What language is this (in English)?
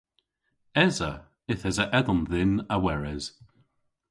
Cornish